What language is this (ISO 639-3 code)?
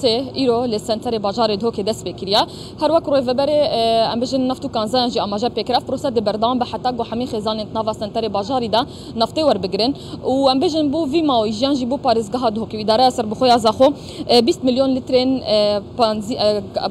ara